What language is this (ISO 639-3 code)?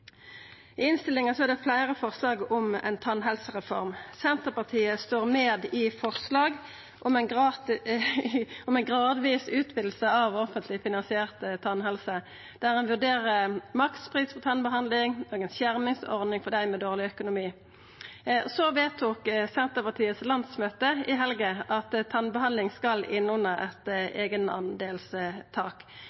nno